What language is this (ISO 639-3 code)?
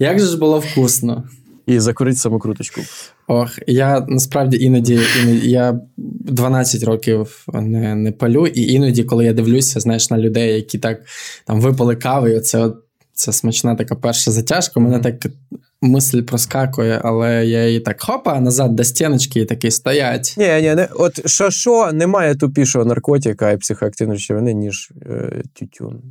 ukr